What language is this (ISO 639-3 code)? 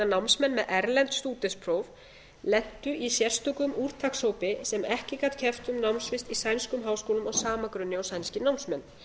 isl